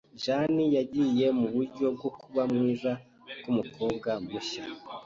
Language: Kinyarwanda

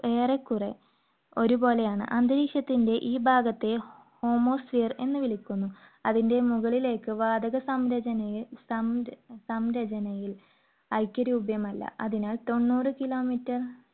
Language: Malayalam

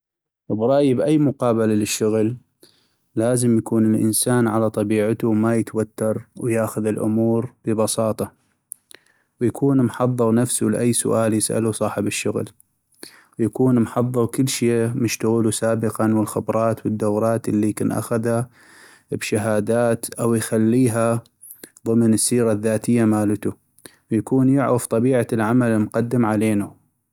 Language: North Mesopotamian Arabic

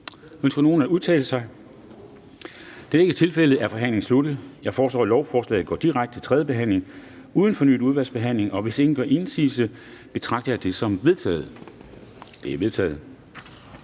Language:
Danish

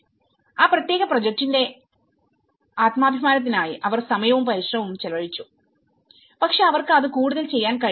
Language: Malayalam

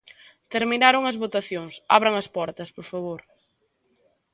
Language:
Galician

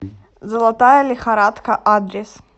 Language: Russian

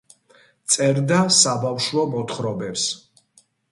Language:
Georgian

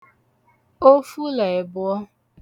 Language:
Igbo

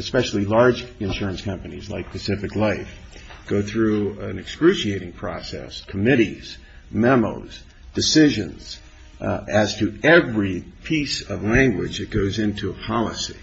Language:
English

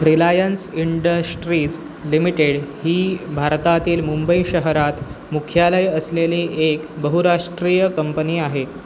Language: Marathi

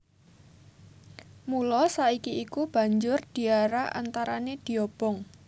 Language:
Javanese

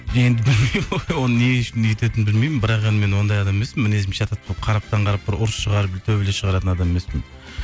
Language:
Kazakh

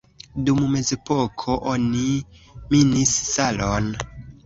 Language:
Esperanto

